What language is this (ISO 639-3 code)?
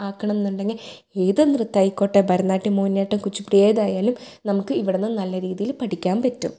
mal